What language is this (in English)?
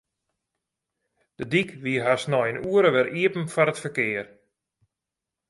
Western Frisian